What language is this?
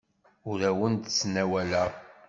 Kabyle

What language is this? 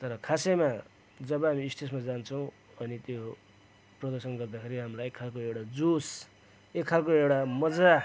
Nepali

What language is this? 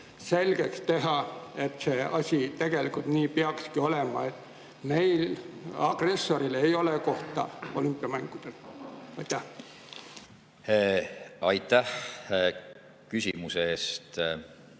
Estonian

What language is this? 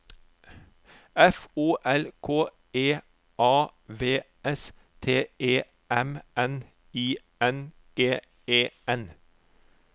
Norwegian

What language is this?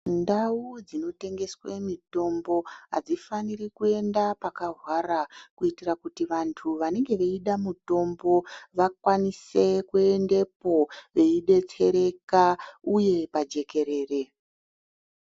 Ndau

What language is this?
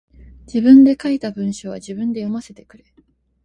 Japanese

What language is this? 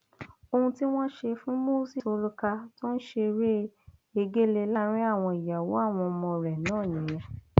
Yoruba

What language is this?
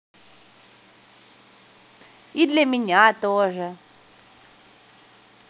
Russian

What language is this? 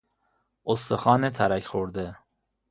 Persian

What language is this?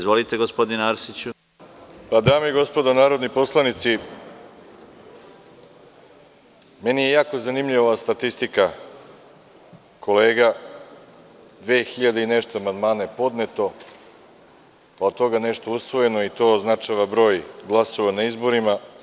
Serbian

